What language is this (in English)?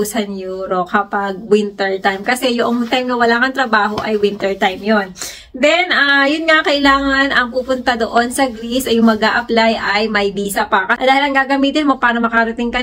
Filipino